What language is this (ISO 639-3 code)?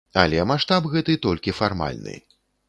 bel